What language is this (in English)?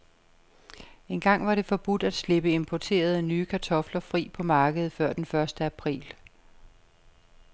Danish